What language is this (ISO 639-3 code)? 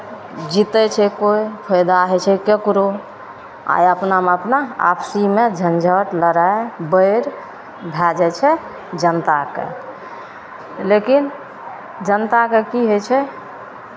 mai